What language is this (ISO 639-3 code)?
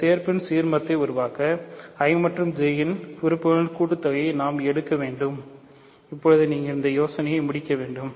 tam